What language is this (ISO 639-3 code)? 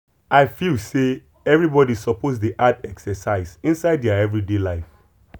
pcm